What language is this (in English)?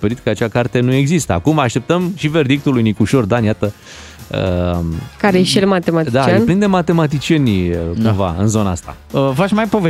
Romanian